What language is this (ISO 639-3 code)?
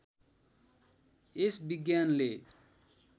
nep